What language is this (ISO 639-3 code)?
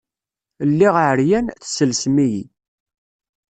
kab